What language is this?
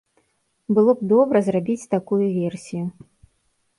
Belarusian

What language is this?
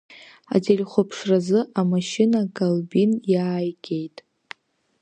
Abkhazian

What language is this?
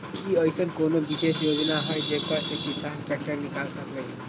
Magahi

